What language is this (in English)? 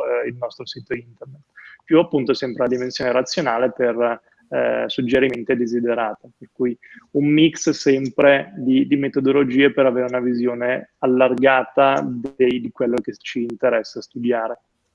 Italian